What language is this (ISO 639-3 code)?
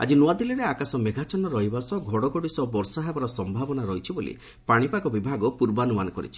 ori